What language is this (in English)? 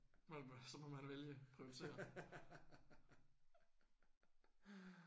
Danish